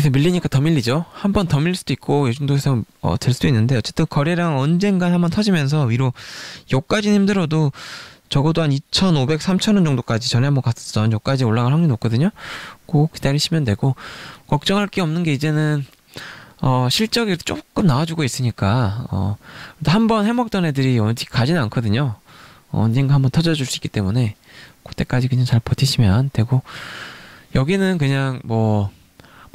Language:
Korean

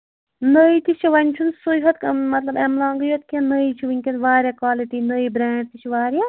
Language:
Kashmiri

